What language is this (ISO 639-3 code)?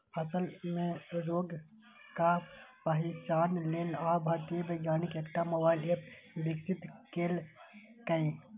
mai